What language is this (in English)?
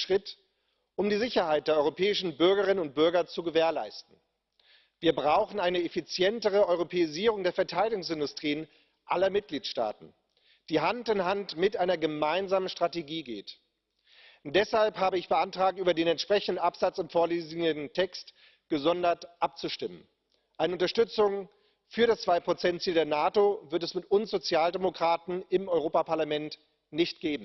German